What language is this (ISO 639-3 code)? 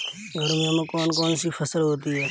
hin